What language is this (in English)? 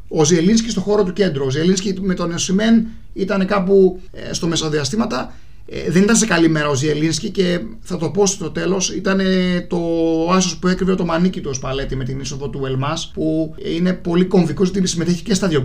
Greek